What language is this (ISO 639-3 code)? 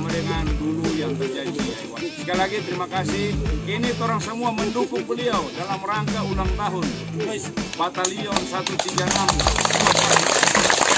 ind